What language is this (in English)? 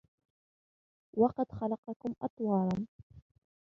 Arabic